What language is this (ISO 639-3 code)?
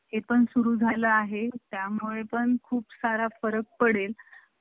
mar